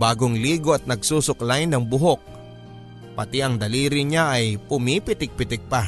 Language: Filipino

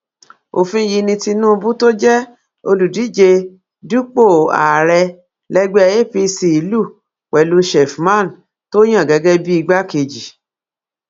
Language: Yoruba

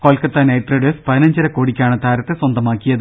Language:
Malayalam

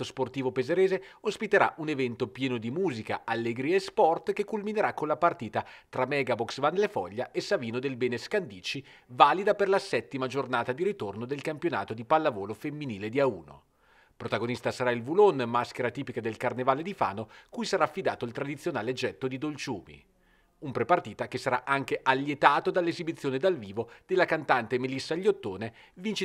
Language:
Italian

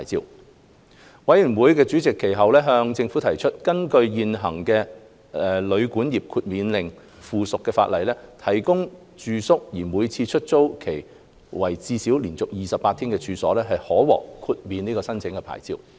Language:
Cantonese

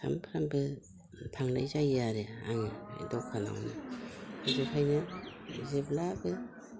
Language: Bodo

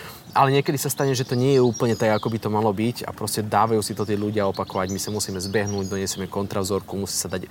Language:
Slovak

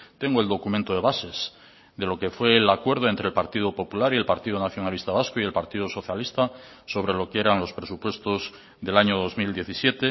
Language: Spanish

